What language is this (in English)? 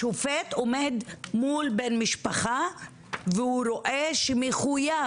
Hebrew